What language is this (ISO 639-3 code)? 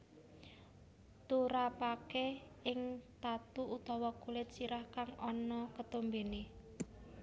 jav